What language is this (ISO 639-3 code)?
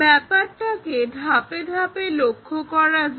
ben